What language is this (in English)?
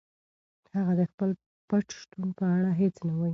Pashto